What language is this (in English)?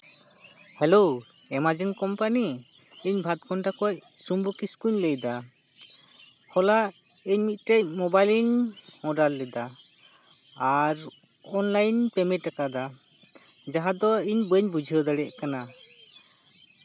Santali